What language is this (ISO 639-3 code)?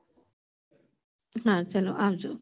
guj